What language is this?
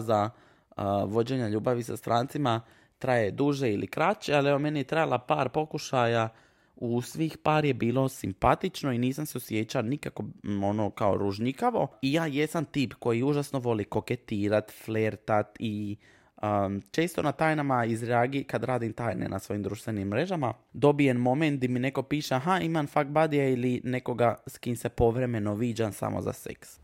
Croatian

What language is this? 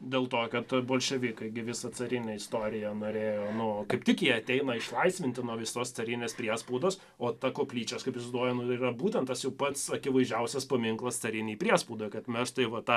Lithuanian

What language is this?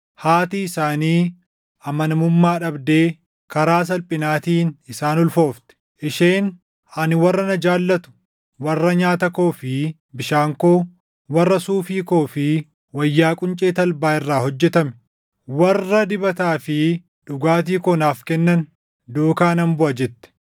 Oromo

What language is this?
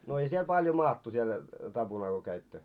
Finnish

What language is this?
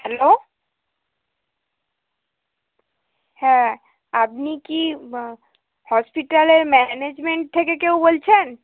Bangla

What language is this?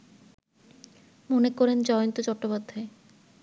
Bangla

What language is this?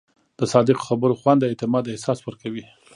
Pashto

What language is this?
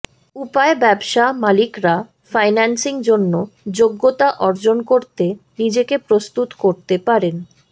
Bangla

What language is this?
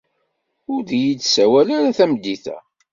Kabyle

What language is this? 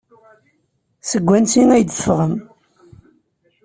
Kabyle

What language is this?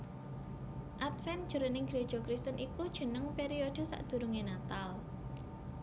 Javanese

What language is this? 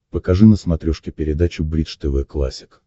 Russian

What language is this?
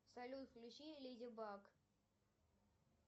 Russian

